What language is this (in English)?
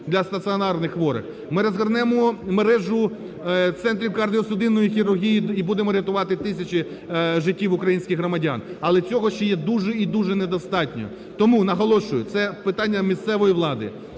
Ukrainian